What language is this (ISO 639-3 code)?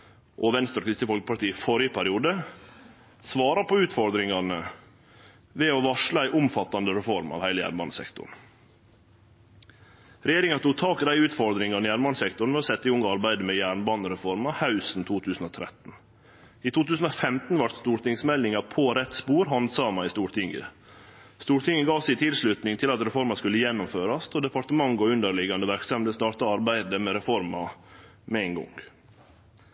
nno